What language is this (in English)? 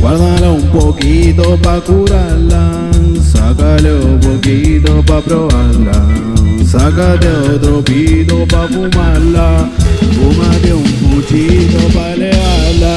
Spanish